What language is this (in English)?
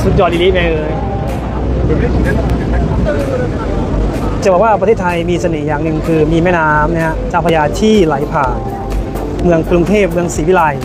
Thai